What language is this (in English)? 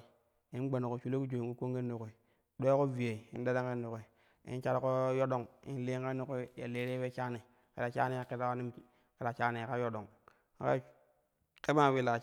Kushi